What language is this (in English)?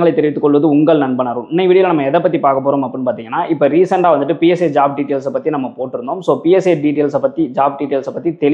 Thai